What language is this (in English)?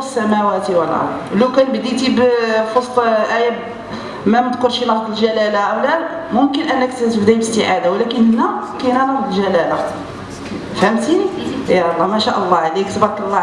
Arabic